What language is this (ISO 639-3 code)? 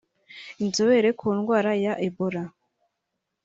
kin